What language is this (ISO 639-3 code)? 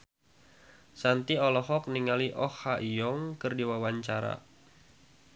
sun